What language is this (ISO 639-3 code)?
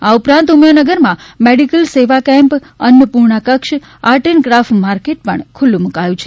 guj